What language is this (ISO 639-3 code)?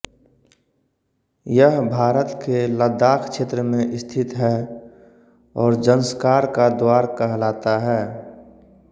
hin